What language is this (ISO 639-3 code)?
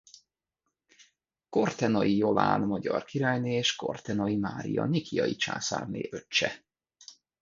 hun